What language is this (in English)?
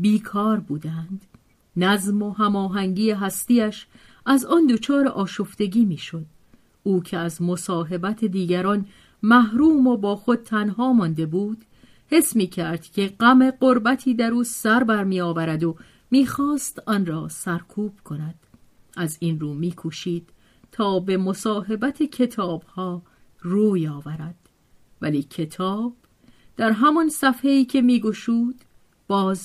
Persian